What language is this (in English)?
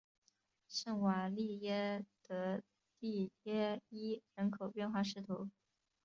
Chinese